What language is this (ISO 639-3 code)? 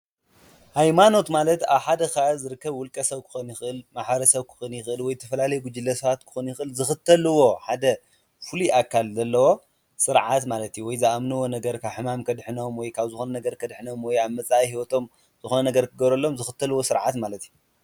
tir